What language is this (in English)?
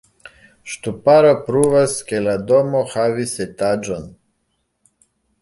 Esperanto